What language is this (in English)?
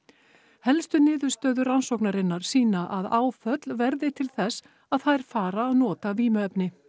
Icelandic